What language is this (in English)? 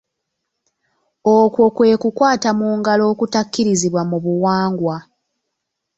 Ganda